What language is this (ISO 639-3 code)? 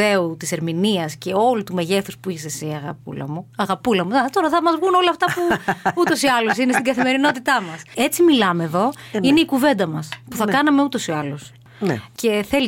ell